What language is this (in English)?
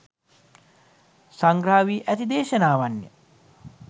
Sinhala